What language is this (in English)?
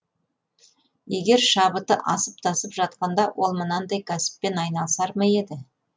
Kazakh